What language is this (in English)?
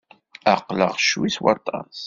Kabyle